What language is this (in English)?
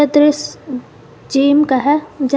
Hindi